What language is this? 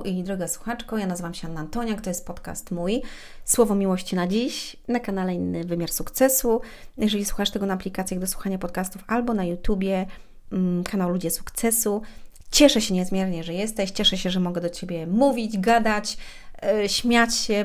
Polish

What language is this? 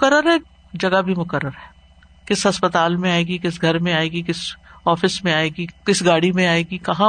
Urdu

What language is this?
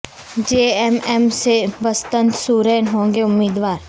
Urdu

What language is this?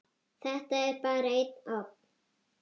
Icelandic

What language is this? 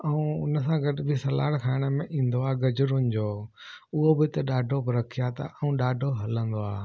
Sindhi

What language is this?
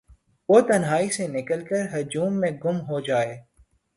Urdu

